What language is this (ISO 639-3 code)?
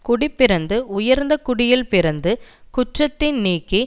tam